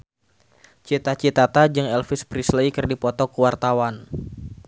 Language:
Sundanese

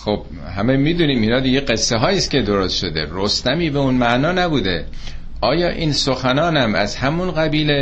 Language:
Persian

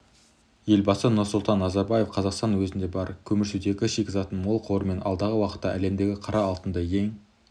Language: Kazakh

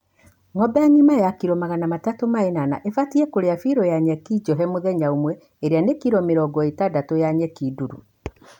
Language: Kikuyu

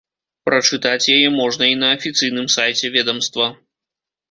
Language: Belarusian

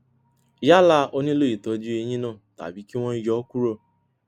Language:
Yoruba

